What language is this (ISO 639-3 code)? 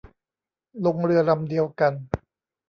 tha